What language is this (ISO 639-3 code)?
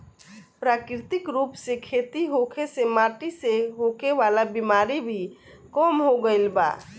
bho